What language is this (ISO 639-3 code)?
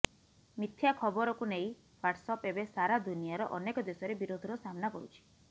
ori